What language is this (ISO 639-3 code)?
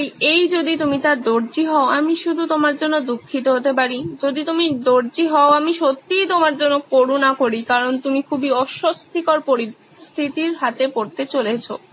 ben